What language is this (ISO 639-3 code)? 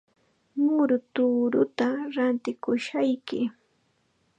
qxa